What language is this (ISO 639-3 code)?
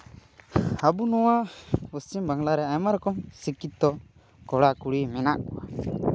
sat